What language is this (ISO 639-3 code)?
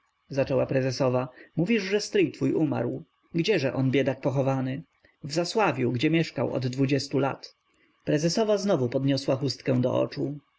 pol